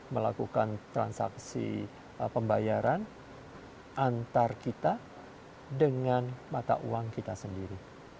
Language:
Indonesian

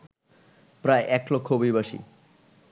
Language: Bangla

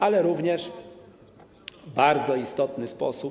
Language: Polish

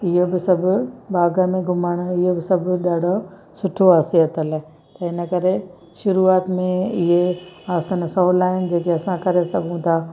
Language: Sindhi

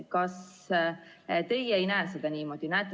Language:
Estonian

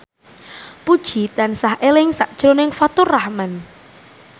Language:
Javanese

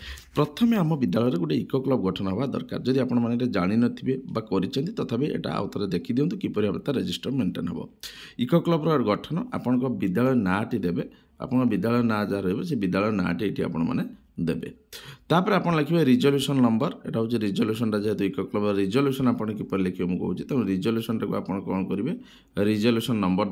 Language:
Bangla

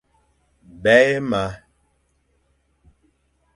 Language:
Fang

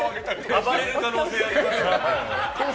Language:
Japanese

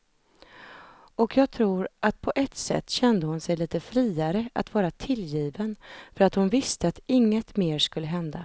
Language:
Swedish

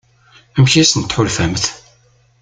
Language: Kabyle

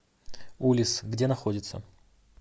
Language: Russian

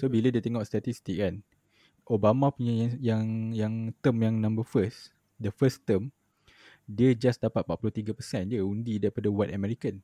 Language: Malay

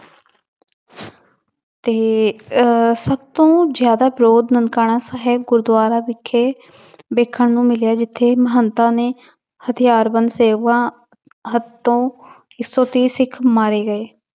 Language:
Punjabi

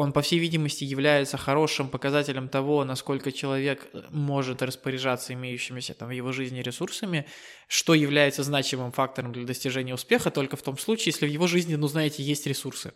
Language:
Russian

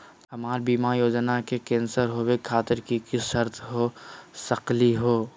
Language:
Magahi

